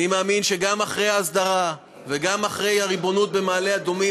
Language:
Hebrew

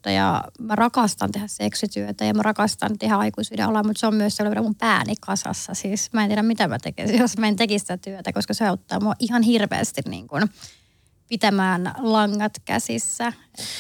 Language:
Finnish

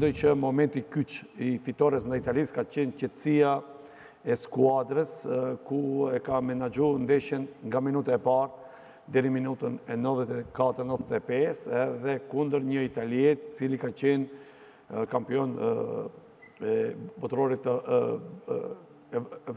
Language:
Romanian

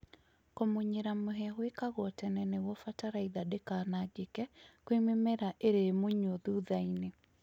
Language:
Kikuyu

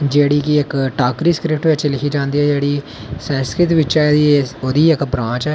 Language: Dogri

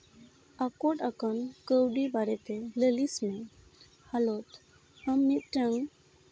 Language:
Santali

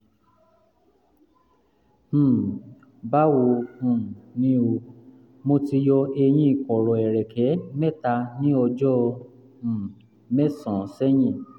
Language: Yoruba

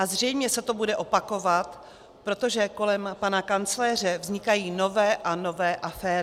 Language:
Czech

